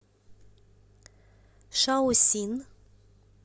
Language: Russian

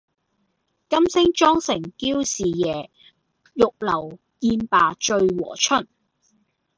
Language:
Cantonese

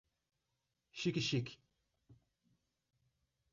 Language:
Portuguese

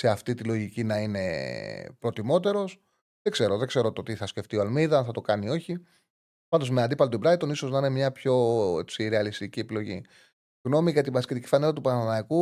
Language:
Greek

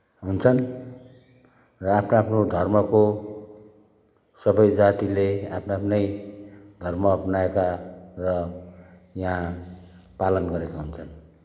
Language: Nepali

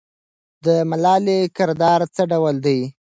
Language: Pashto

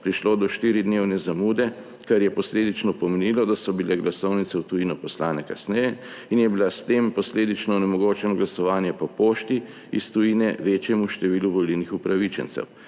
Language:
Slovenian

